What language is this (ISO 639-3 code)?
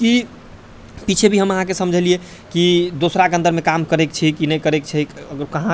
mai